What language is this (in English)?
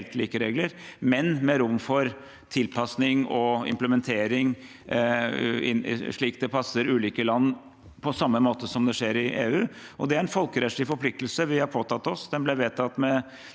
Norwegian